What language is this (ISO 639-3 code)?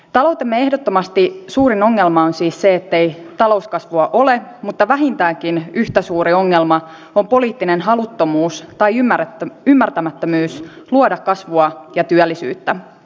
fin